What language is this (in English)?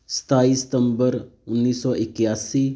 Punjabi